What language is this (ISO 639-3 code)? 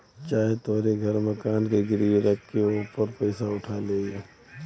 bho